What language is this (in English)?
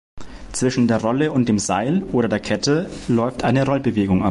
German